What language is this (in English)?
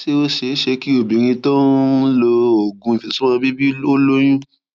Yoruba